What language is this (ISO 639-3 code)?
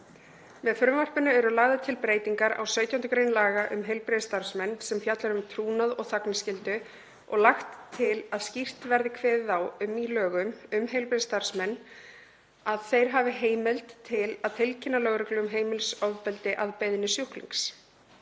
isl